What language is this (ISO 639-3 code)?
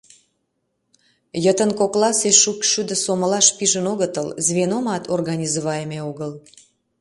chm